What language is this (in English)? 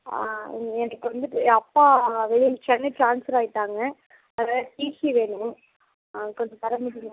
Tamil